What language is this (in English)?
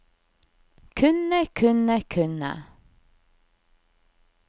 Norwegian